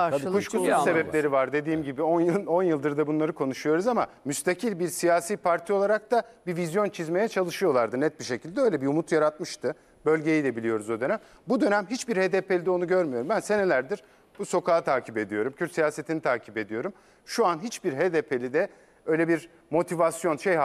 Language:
Turkish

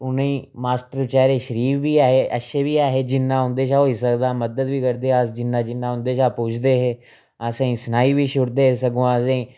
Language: Dogri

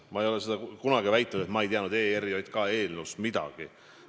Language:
Estonian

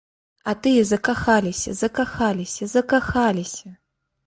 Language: Belarusian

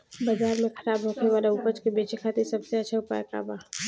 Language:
Bhojpuri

